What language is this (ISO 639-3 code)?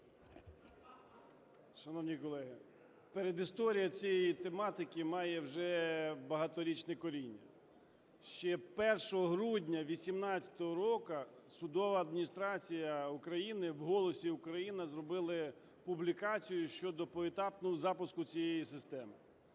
ukr